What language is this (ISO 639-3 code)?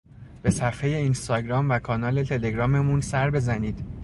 fas